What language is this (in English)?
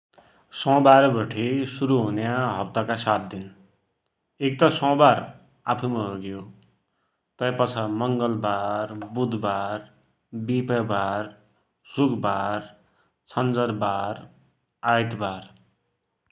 Dotyali